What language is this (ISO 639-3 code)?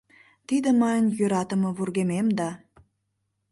chm